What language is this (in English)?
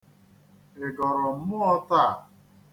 Igbo